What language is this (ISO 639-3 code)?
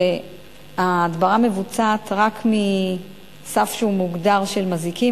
heb